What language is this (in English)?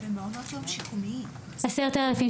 Hebrew